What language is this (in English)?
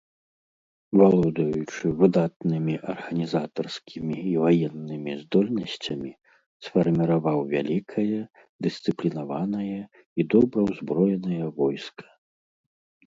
Belarusian